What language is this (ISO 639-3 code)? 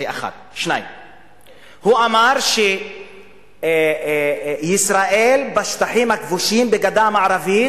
heb